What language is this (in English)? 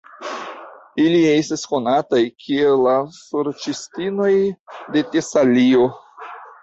Esperanto